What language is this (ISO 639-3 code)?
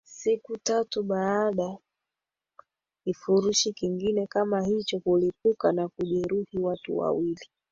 swa